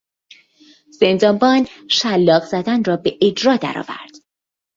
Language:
Persian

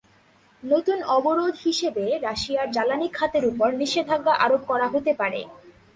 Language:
Bangla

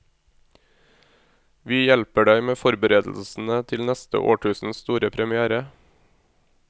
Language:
Norwegian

